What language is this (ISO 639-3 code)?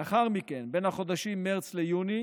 heb